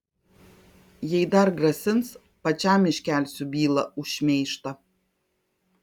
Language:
Lithuanian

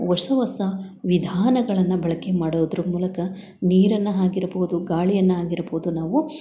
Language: Kannada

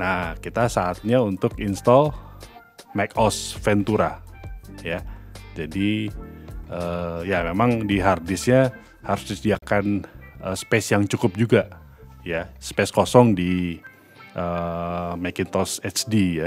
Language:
Indonesian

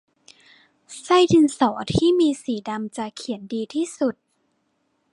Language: Thai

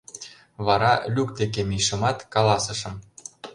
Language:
Mari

